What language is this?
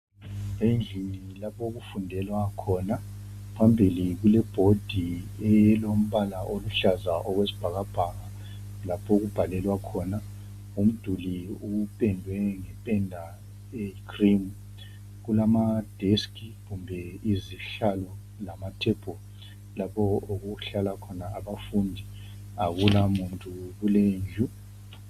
North Ndebele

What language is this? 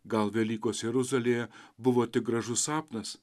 Lithuanian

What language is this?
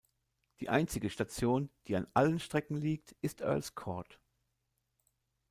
German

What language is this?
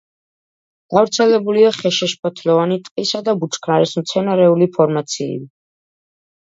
Georgian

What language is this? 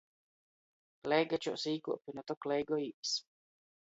Latgalian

